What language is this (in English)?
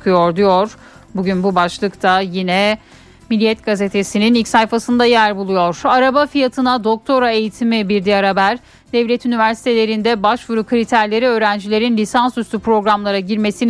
Turkish